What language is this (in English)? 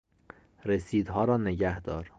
Persian